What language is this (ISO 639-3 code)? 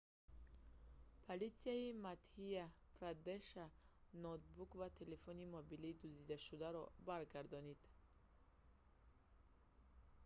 tgk